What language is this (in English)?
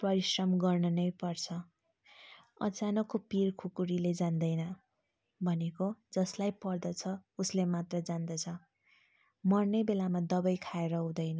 Nepali